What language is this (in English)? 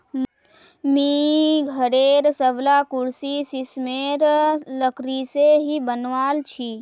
Magahi